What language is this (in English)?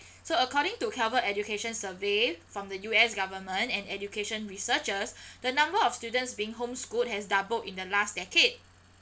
English